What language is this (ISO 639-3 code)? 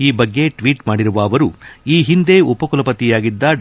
kan